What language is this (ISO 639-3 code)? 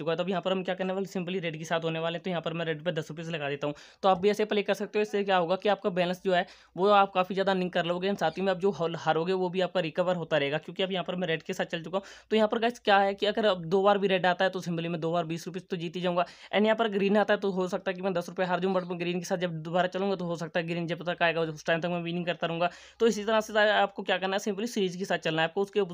hin